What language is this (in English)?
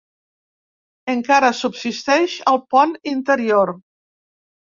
Catalan